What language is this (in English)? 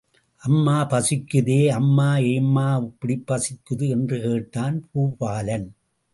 Tamil